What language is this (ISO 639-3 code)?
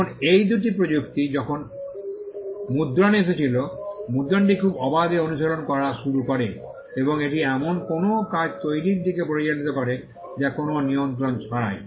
ben